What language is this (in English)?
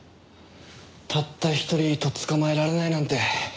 Japanese